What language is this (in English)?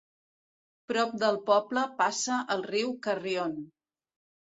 Catalan